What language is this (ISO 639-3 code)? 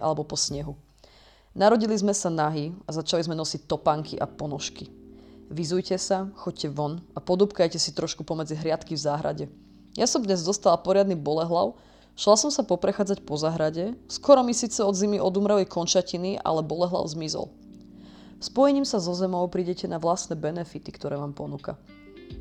slk